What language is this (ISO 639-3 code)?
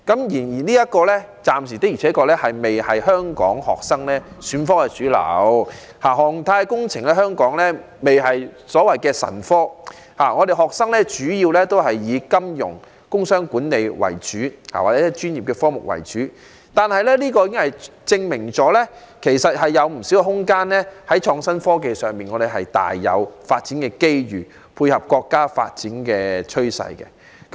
yue